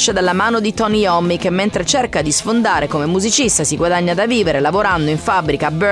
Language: Italian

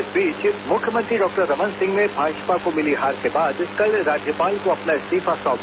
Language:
Hindi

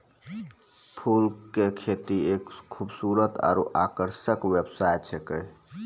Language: Maithili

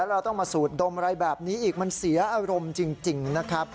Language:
Thai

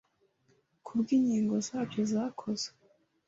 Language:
Kinyarwanda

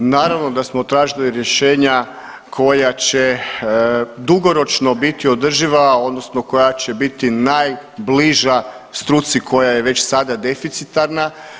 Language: Croatian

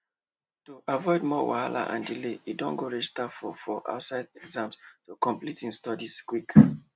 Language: Nigerian Pidgin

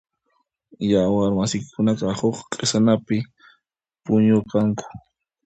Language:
Puno Quechua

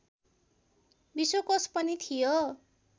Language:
Nepali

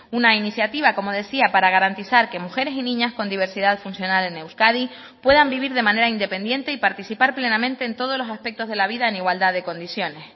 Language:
Spanish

